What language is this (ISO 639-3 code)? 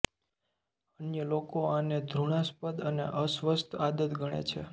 guj